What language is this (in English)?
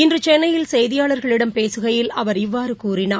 Tamil